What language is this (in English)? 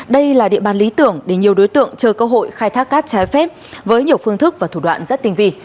Vietnamese